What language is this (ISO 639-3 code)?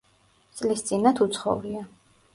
kat